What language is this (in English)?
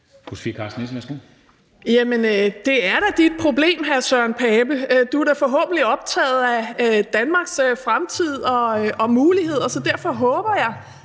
Danish